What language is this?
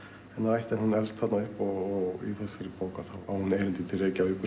Icelandic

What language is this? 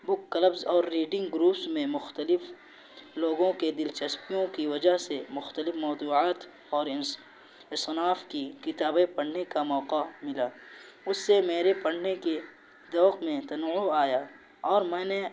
Urdu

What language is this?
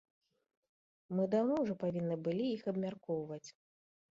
Belarusian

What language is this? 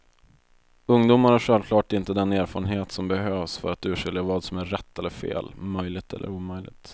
Swedish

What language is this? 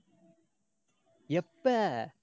Tamil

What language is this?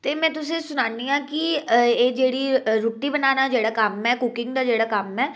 Dogri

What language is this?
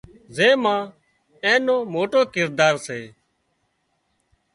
Wadiyara Koli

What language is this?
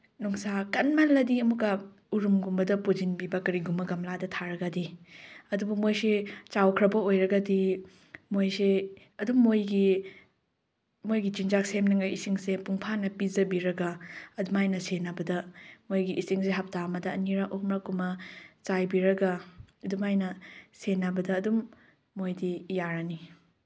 Manipuri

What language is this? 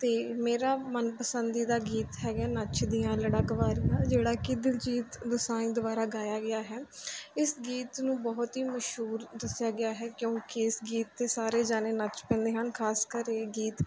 Punjabi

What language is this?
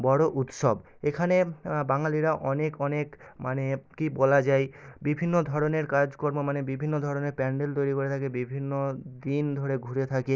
Bangla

